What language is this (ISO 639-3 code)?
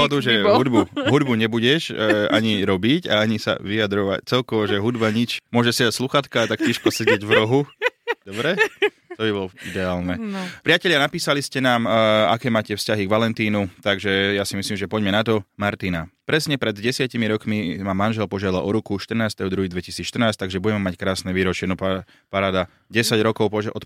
slk